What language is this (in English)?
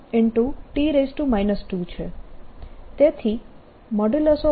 Gujarati